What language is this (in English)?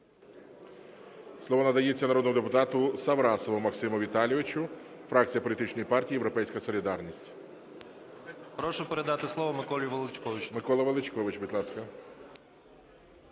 Ukrainian